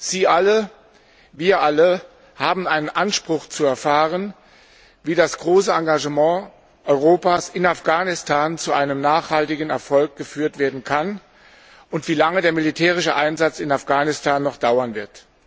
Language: German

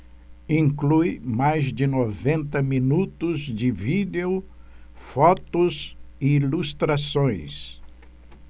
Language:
Portuguese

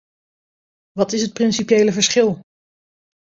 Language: Dutch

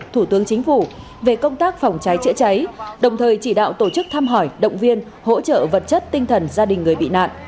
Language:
Vietnamese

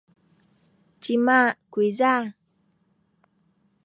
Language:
Sakizaya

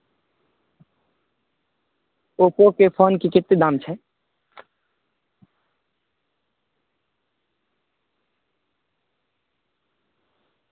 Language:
Maithili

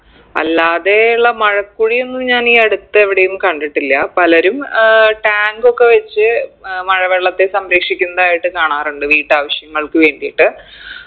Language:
Malayalam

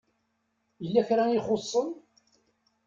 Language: Kabyle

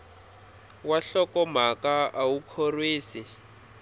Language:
Tsonga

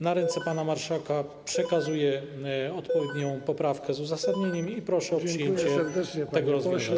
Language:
Polish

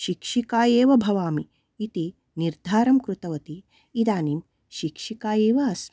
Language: Sanskrit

